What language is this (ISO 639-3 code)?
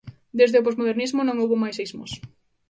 glg